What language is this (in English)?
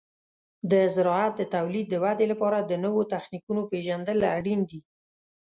Pashto